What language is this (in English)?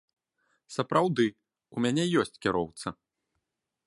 Belarusian